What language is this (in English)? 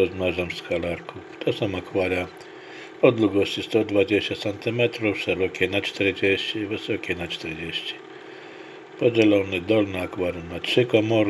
Polish